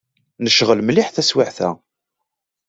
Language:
Kabyle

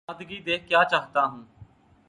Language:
Urdu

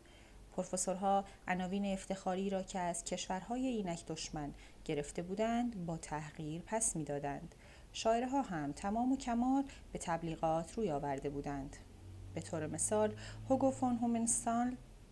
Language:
Persian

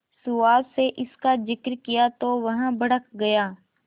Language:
Hindi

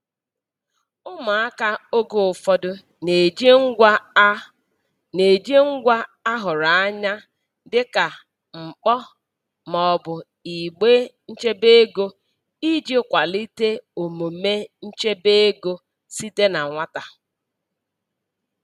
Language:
Igbo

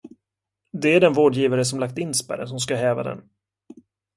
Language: Swedish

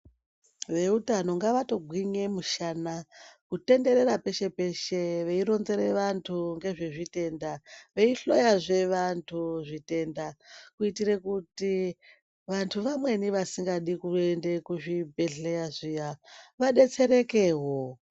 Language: Ndau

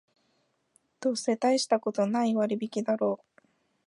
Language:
Japanese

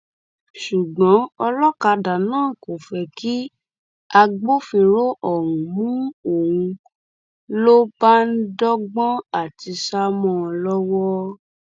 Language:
Yoruba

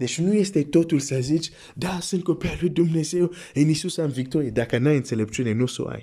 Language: Romanian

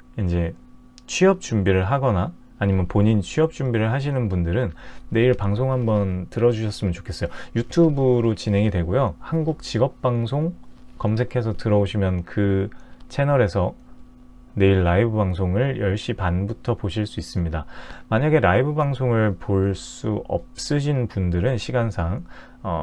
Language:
Korean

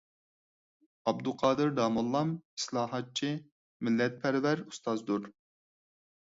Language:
Uyghur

